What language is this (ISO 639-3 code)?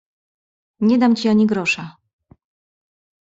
pol